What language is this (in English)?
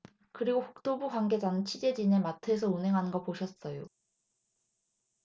Korean